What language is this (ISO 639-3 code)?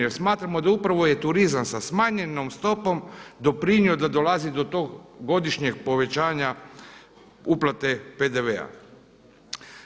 hrv